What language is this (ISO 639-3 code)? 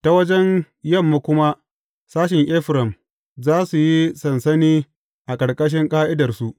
hau